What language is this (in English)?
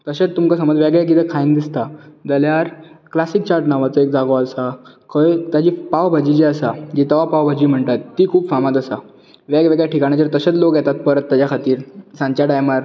Konkani